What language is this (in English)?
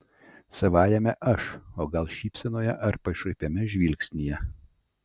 Lithuanian